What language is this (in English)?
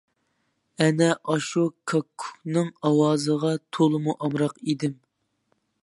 Uyghur